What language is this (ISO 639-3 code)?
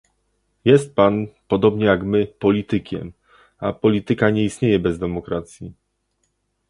pol